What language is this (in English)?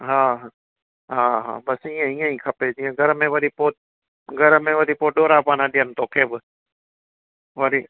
Sindhi